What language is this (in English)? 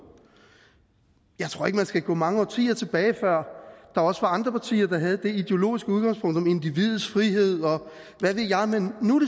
Danish